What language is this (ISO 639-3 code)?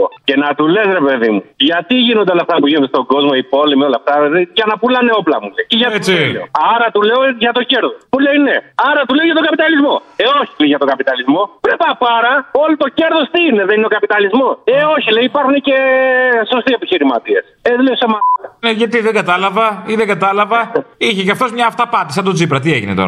ell